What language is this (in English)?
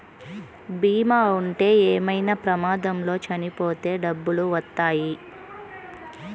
Telugu